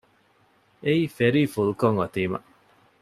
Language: Divehi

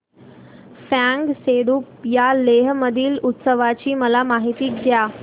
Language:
Marathi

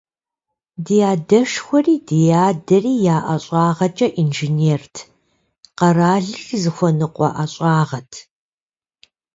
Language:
Kabardian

